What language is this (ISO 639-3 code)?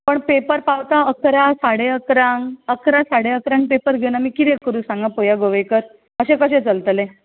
kok